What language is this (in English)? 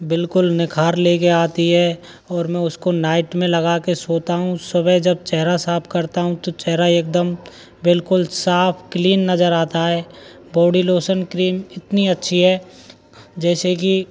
Hindi